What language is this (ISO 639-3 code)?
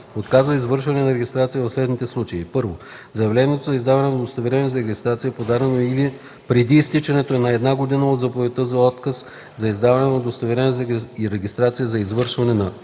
bul